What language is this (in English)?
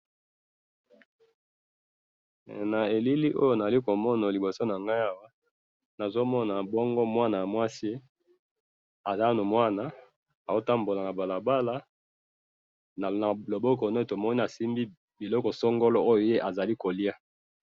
Lingala